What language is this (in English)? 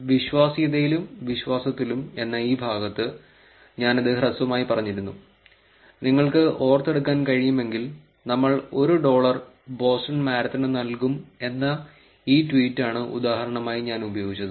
Malayalam